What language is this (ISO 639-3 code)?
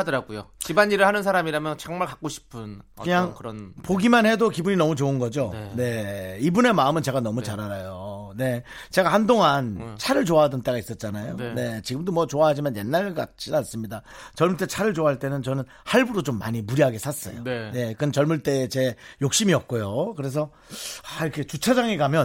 kor